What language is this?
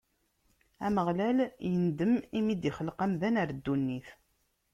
Kabyle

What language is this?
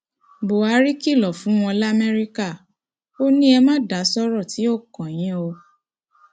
Yoruba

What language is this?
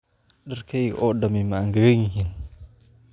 Somali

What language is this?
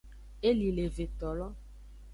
Aja (Benin)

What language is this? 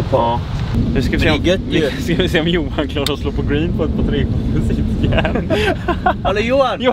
Swedish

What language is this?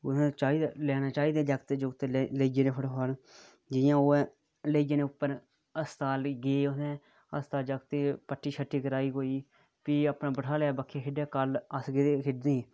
Dogri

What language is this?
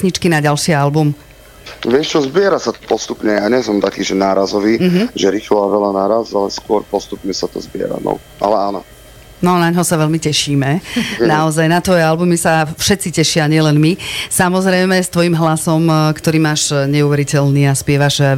Slovak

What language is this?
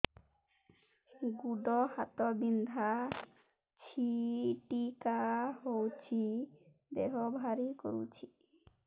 Odia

